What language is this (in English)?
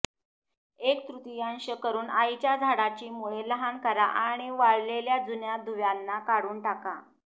Marathi